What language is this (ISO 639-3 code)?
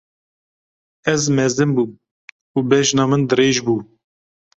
kur